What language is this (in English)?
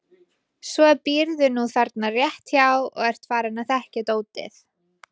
Icelandic